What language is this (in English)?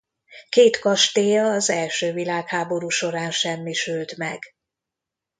Hungarian